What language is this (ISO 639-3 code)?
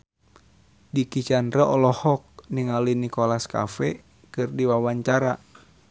sun